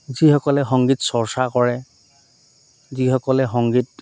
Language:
Assamese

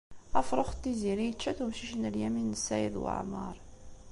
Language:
Kabyle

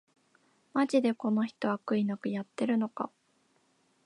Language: Japanese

